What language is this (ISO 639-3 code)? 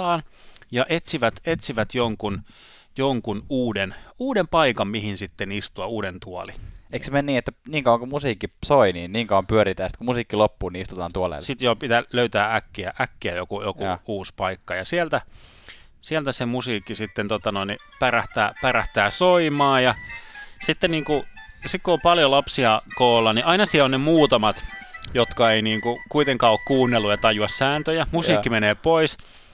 fin